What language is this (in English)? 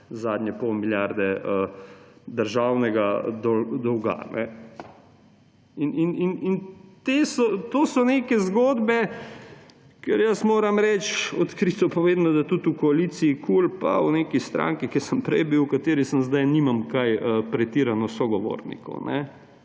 Slovenian